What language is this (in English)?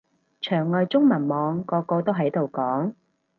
Cantonese